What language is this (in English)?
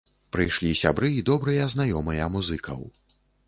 Belarusian